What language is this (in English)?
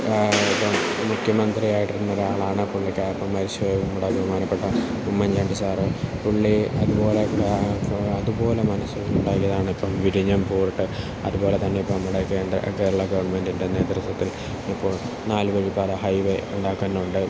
Malayalam